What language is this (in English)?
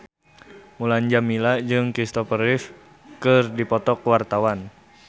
Sundanese